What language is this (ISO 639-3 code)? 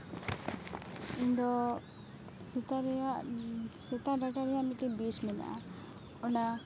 sat